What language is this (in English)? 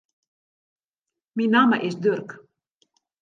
Western Frisian